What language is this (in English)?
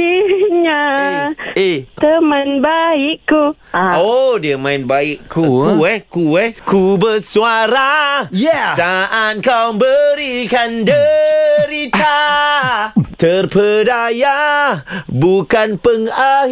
Malay